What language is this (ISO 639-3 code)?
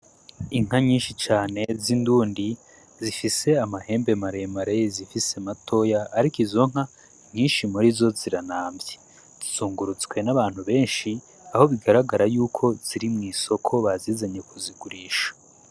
run